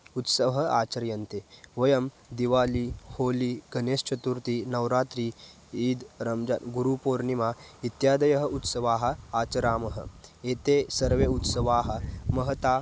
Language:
Sanskrit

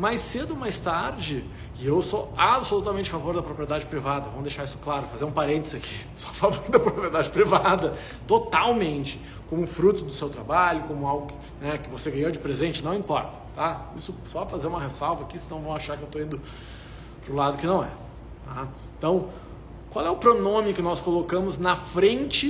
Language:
Portuguese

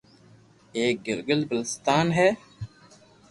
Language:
Loarki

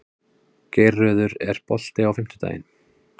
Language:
Icelandic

